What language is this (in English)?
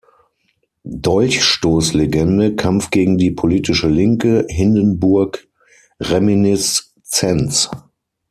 German